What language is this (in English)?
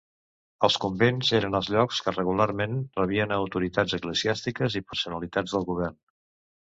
Catalan